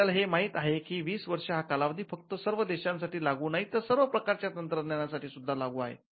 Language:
Marathi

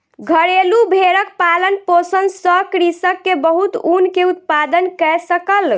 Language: Maithili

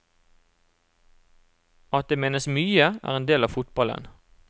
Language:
Norwegian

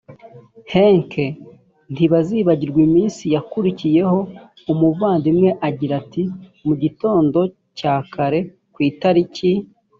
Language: Kinyarwanda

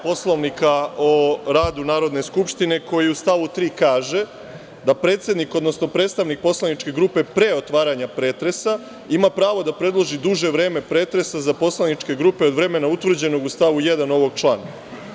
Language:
Serbian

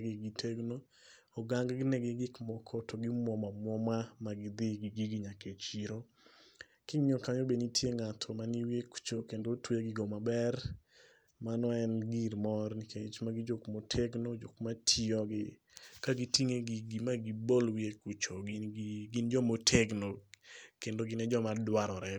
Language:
Luo (Kenya and Tanzania)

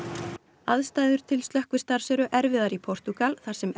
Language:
Icelandic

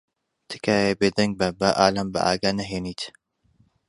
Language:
Central Kurdish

